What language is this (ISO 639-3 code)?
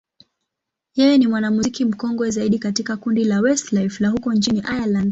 swa